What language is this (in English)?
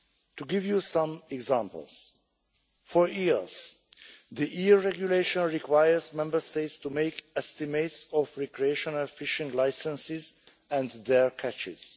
English